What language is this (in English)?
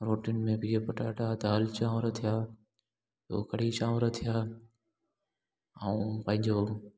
Sindhi